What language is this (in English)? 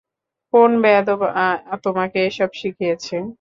Bangla